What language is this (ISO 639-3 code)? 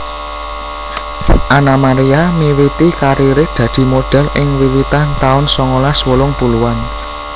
jav